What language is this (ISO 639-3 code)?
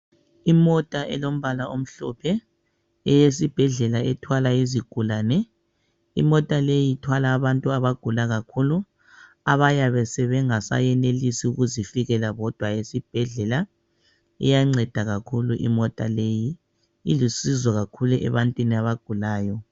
nde